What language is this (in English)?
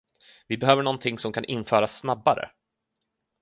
Swedish